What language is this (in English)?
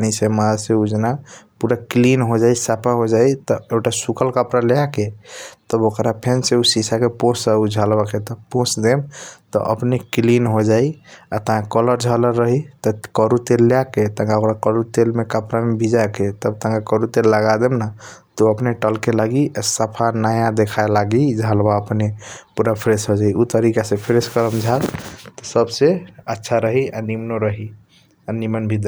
Kochila Tharu